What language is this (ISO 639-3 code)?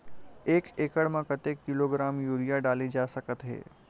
hne